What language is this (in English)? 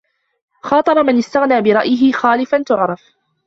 Arabic